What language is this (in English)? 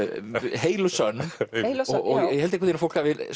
Icelandic